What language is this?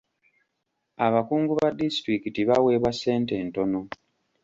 Ganda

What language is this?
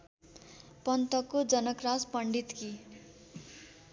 Nepali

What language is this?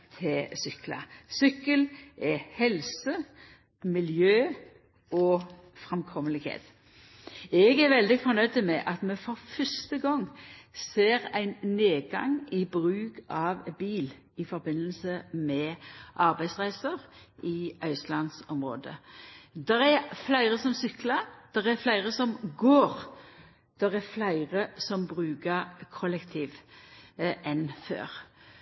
Norwegian Nynorsk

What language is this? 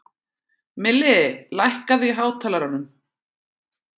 Icelandic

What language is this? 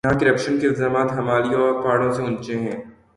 Urdu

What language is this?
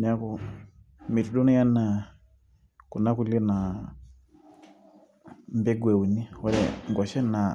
Masai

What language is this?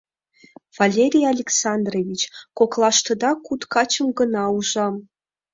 Mari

